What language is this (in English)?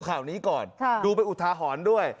Thai